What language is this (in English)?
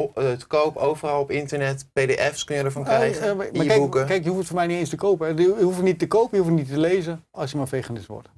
Dutch